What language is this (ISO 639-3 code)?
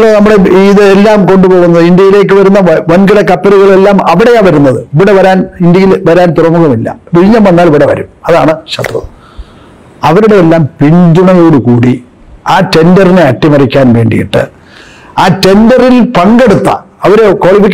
ara